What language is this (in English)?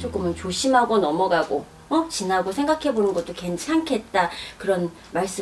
Korean